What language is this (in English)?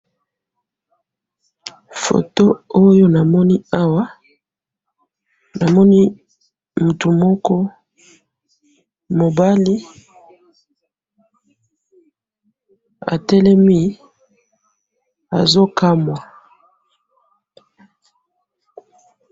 Lingala